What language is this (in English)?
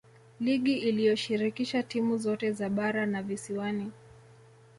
Swahili